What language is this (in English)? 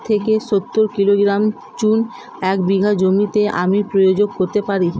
Bangla